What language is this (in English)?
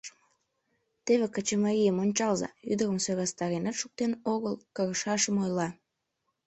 Mari